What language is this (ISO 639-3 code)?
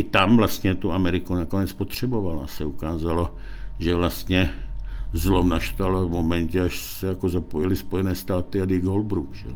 ces